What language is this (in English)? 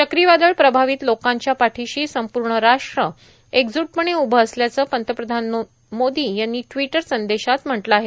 Marathi